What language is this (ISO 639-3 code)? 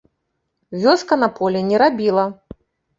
bel